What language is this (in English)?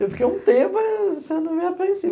Portuguese